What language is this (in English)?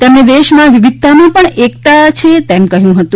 Gujarati